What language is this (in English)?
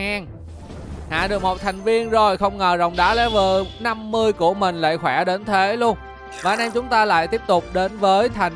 Vietnamese